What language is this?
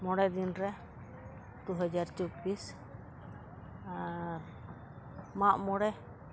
Santali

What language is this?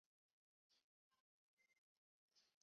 Chinese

